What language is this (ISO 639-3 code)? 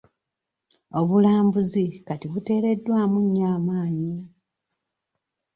lug